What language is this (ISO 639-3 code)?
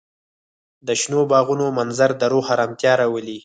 pus